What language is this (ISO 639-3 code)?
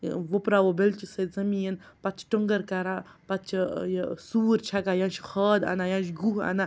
kas